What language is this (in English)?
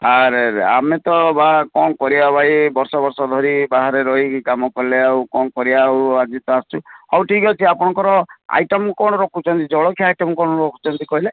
Odia